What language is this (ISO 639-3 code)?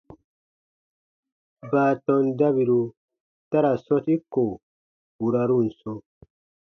bba